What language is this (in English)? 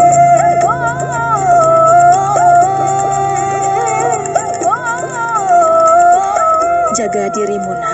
Indonesian